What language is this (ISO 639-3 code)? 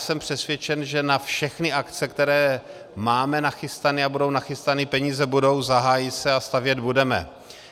ces